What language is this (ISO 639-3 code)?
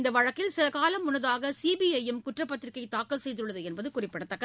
tam